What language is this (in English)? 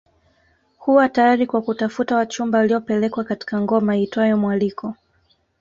Swahili